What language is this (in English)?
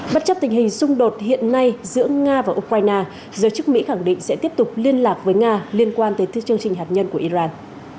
Vietnamese